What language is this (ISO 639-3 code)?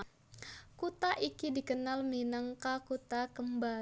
jav